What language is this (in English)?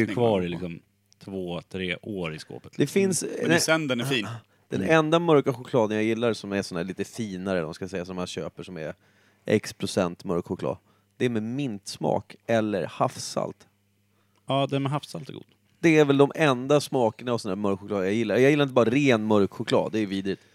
Swedish